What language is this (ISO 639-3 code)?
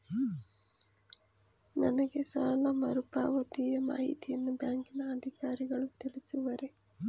kan